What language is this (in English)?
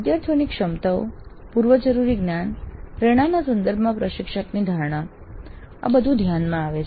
Gujarati